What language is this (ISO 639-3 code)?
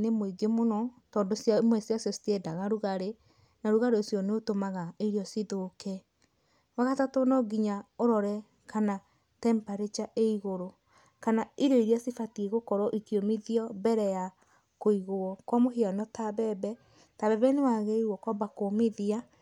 kik